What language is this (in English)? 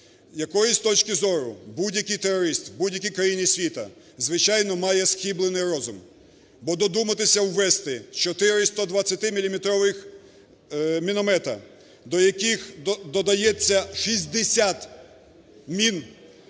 Ukrainian